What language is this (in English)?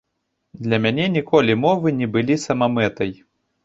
Belarusian